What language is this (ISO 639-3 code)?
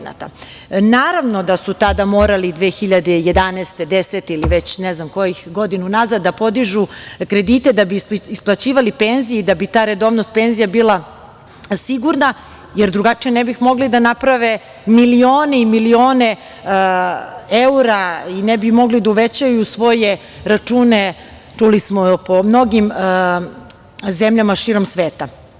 srp